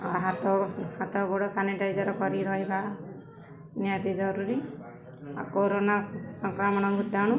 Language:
Odia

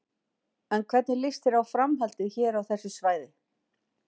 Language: Icelandic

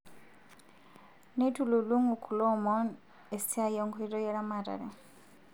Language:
Masai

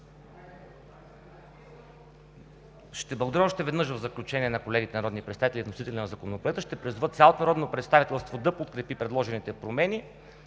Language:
Bulgarian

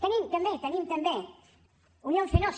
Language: Catalan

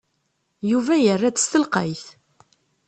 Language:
Kabyle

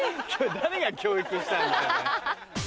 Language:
Japanese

